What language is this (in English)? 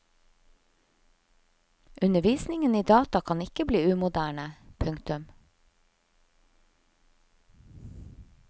Norwegian